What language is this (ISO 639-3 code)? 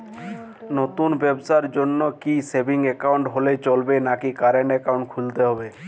ben